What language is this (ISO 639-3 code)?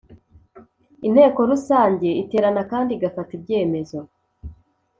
kin